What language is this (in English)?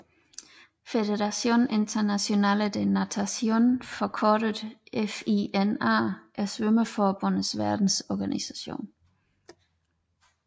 Danish